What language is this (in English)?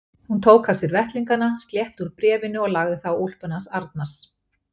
Icelandic